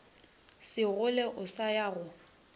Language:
Northern Sotho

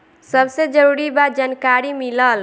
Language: Bhojpuri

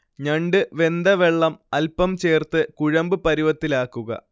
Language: Malayalam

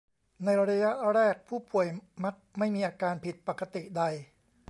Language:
Thai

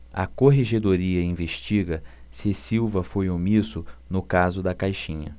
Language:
Portuguese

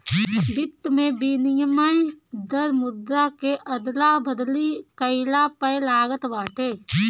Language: Bhojpuri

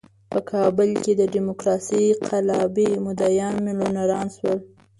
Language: Pashto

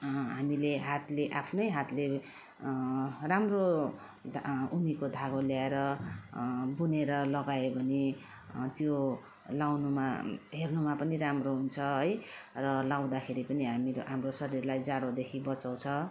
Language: Nepali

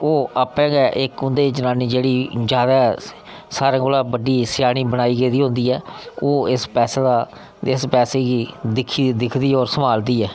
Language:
Dogri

